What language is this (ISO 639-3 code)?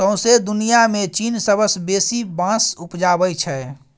mai